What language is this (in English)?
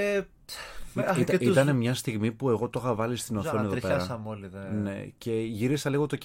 Greek